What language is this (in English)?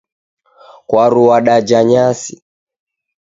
Taita